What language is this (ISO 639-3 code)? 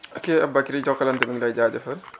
wol